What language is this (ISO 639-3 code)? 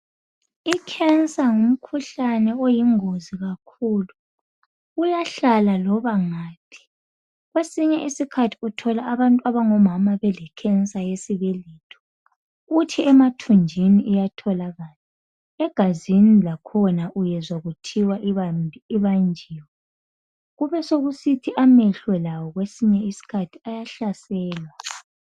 nde